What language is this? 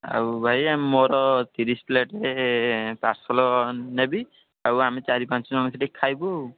Odia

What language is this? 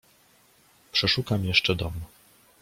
Polish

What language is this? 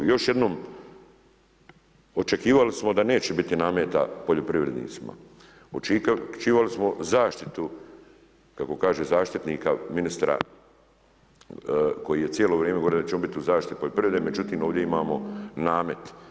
Croatian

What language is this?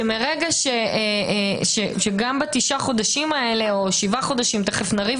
Hebrew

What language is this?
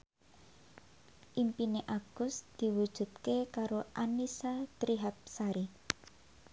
Javanese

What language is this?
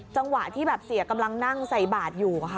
Thai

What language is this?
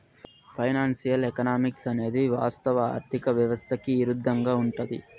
Telugu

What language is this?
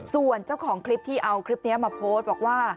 Thai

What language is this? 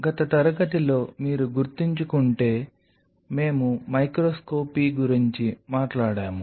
Telugu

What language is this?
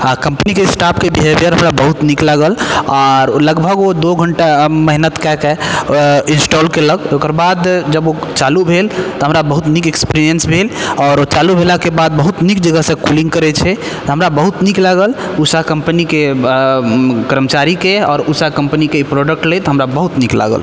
Maithili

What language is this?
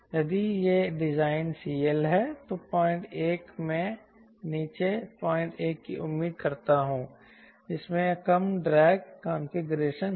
Hindi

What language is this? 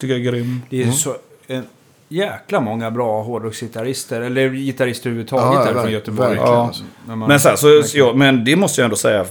Swedish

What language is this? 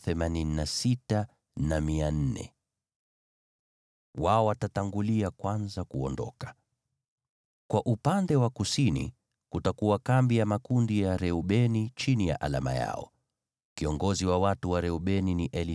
Swahili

